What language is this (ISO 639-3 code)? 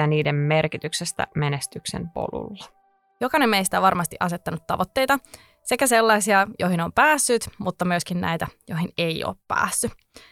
fin